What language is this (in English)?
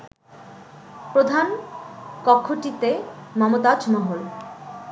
Bangla